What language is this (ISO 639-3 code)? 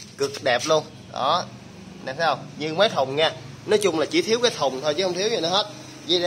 vie